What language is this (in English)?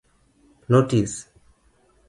Luo (Kenya and Tanzania)